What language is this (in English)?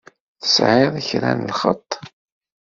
Kabyle